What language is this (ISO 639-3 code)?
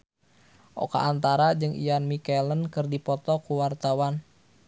sun